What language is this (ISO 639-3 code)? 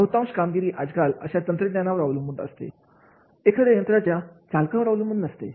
mar